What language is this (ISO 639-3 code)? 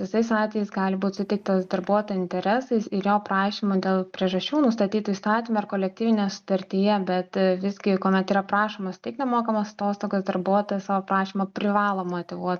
lit